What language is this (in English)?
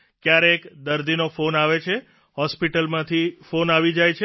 Gujarati